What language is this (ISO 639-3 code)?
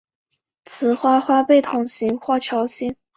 zho